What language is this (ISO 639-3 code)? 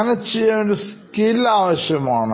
mal